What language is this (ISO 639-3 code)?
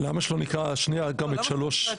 heb